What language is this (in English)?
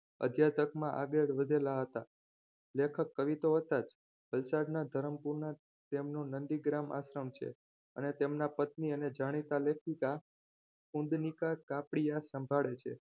Gujarati